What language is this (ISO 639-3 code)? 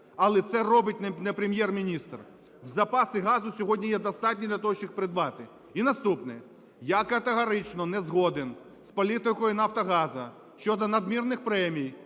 ukr